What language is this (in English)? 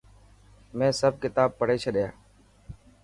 Dhatki